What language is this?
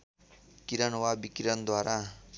Nepali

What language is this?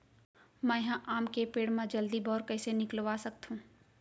Chhattisgarhi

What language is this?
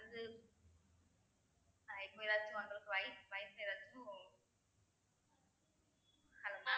Tamil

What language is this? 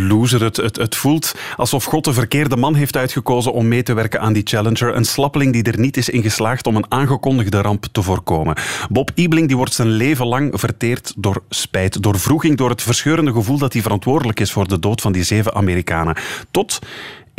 Dutch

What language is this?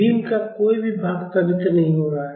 Hindi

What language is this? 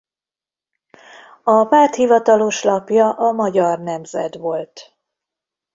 Hungarian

